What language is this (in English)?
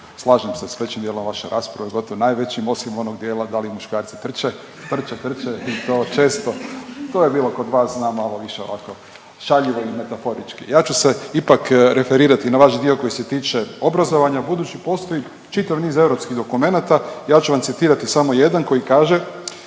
Croatian